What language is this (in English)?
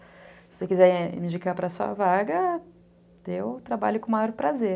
Portuguese